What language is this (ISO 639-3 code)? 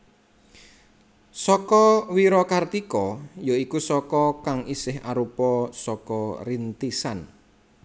jav